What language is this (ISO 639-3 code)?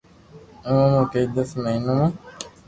lrk